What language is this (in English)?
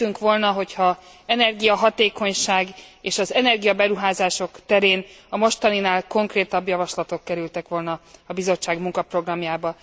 Hungarian